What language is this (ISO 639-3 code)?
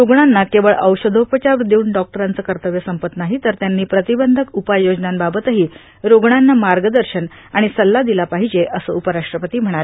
mar